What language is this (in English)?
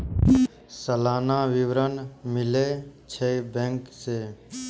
Maithili